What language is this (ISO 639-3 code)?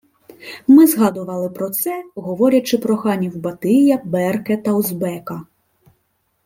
ukr